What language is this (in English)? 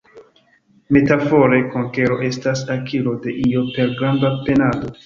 Esperanto